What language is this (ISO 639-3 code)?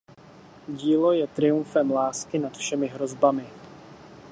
ces